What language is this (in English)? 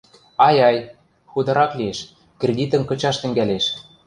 Western Mari